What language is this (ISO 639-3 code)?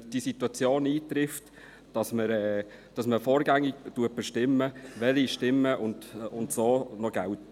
gsw